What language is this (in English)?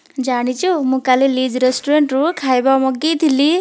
Odia